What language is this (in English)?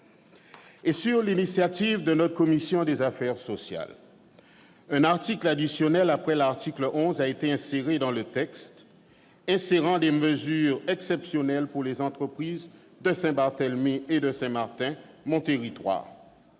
French